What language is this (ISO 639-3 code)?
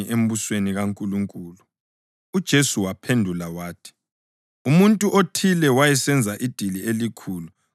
nde